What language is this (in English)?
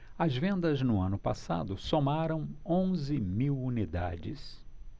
Portuguese